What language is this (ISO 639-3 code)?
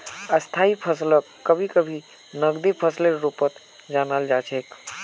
mag